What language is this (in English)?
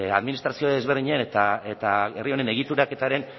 Basque